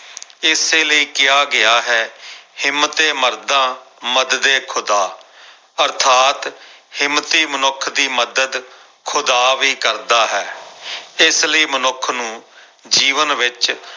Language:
Punjabi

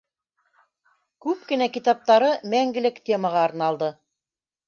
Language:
Bashkir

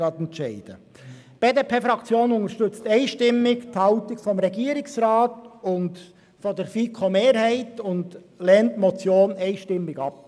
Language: Swiss German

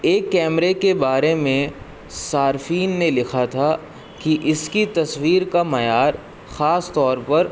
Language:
Urdu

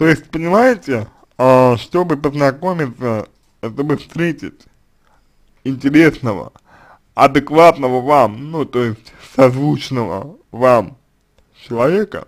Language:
Russian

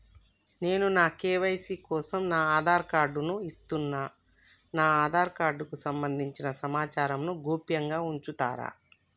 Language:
Telugu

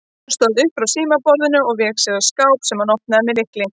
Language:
Icelandic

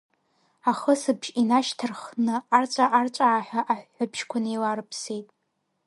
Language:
Abkhazian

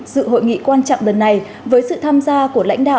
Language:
Vietnamese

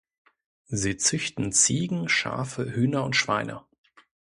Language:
German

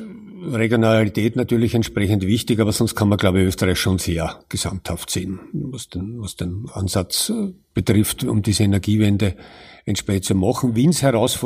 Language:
German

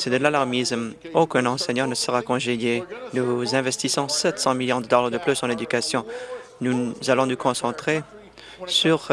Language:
French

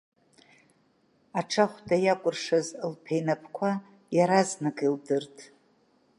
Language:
Abkhazian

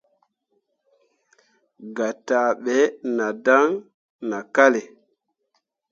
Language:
Mundang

